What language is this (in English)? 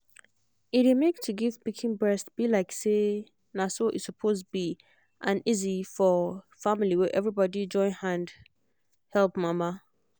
Nigerian Pidgin